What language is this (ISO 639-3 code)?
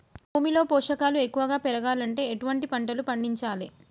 tel